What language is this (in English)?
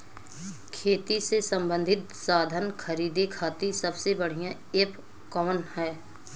Bhojpuri